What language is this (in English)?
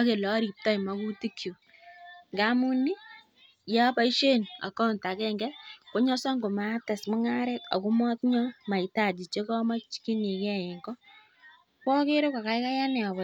Kalenjin